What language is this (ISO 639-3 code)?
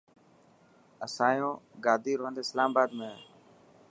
mki